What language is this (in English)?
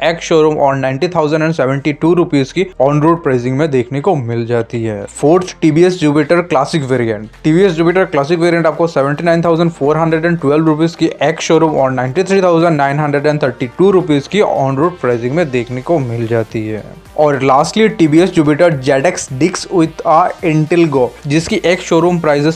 Hindi